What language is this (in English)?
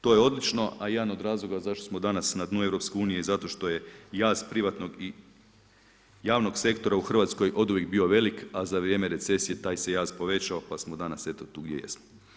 Croatian